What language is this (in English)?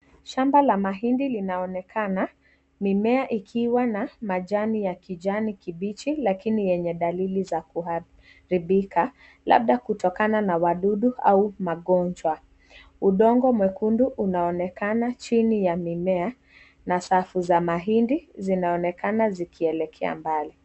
Swahili